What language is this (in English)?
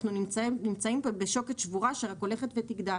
Hebrew